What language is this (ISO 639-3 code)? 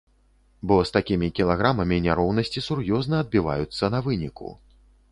bel